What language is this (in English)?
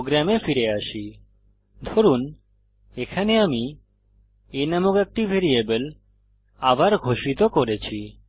Bangla